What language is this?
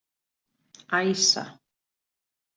Icelandic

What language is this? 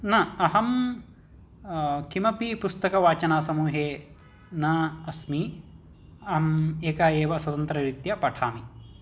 Sanskrit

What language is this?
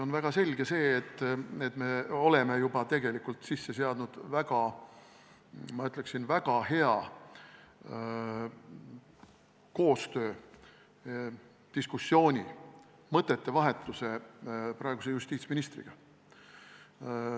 Estonian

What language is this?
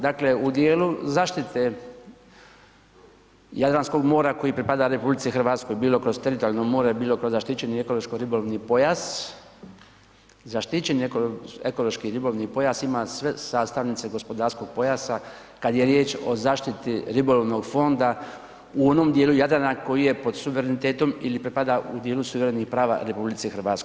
Croatian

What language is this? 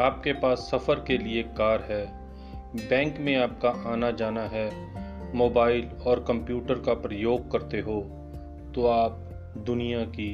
Hindi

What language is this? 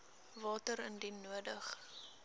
Afrikaans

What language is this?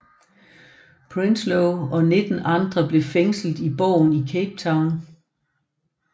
Danish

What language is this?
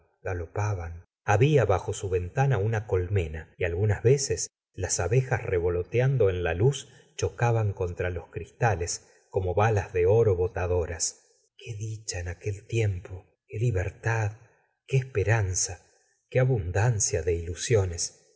Spanish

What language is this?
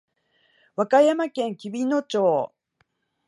Japanese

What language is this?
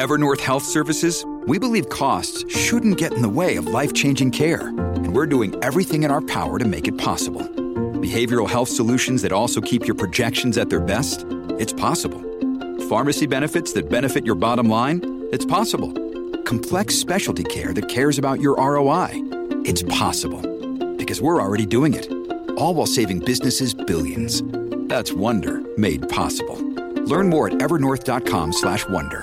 English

